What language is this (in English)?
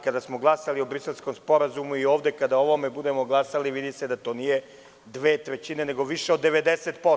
Serbian